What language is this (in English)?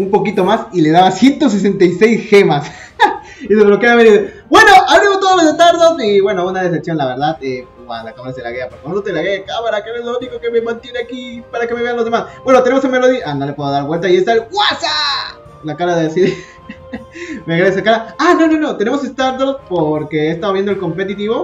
Spanish